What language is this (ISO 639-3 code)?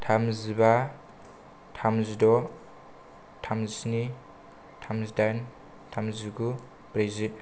brx